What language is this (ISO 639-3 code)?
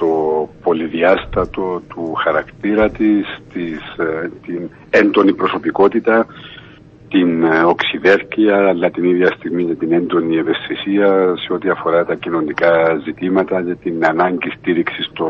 ell